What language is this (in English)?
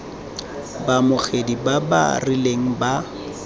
Tswana